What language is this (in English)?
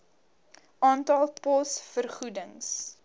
Afrikaans